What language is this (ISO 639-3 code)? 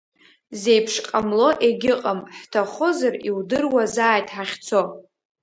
abk